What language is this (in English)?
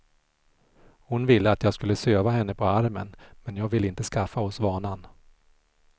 Swedish